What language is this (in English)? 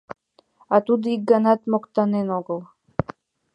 Mari